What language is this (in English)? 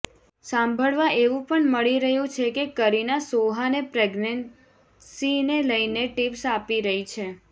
Gujarati